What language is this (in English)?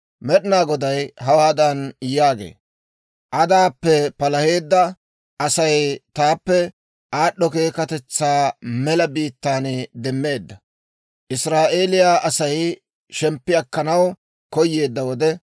Dawro